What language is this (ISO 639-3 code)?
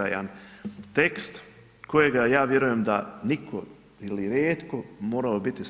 hrv